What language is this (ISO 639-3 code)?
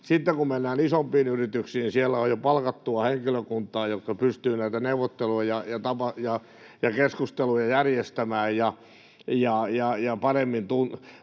fin